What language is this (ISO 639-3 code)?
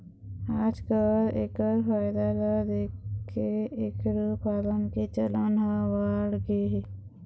hne